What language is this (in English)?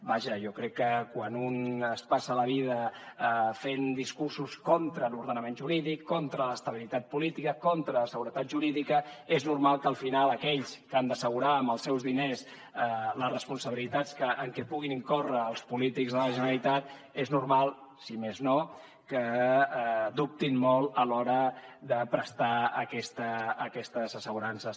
Catalan